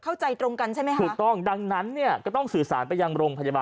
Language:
Thai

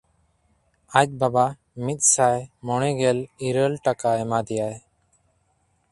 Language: Santali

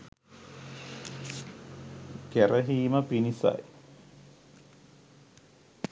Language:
Sinhala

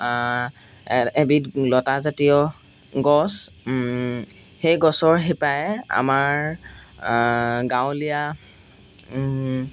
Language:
Assamese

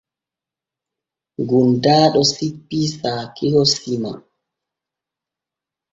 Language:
Borgu Fulfulde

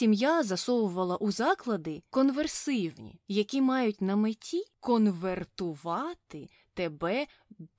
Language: Ukrainian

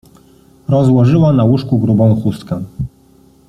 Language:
Polish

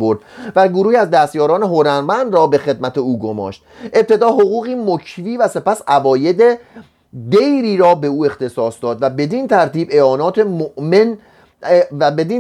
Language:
Persian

